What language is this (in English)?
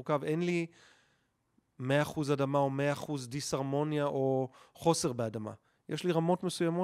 Hebrew